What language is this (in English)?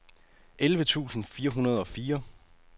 Danish